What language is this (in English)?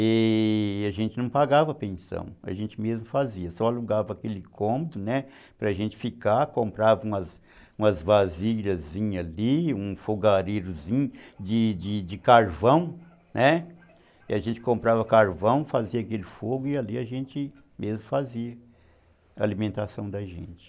Portuguese